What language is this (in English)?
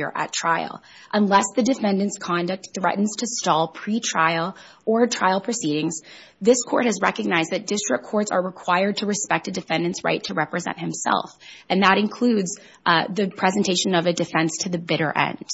English